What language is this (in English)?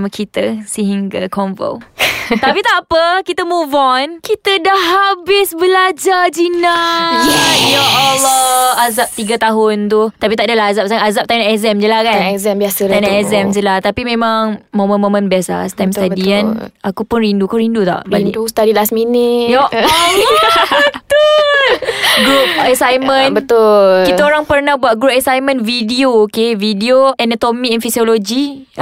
Malay